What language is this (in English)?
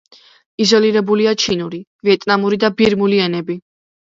Georgian